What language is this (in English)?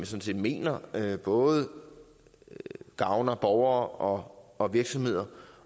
Danish